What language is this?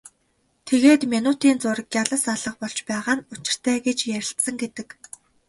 Mongolian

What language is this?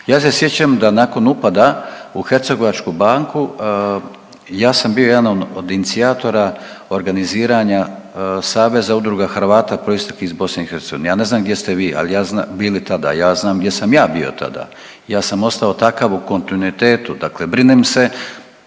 Croatian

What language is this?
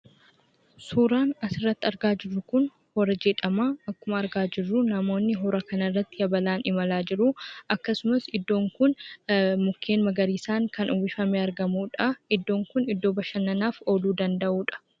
Oromo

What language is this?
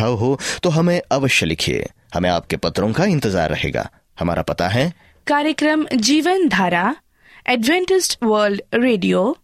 Hindi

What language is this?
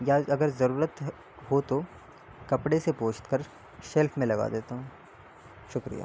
Urdu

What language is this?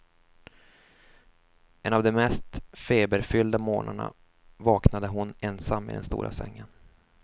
Swedish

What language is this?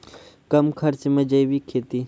Maithili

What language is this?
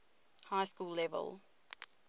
English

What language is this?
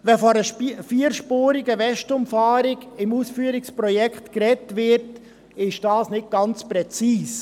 Swiss German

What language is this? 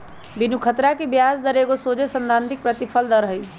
Magahi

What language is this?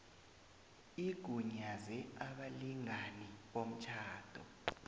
South Ndebele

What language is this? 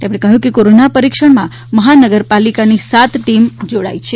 Gujarati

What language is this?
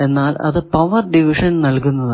Malayalam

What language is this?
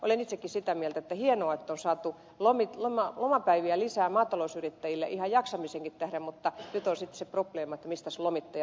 Finnish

